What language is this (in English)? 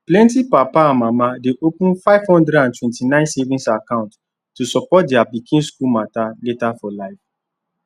Nigerian Pidgin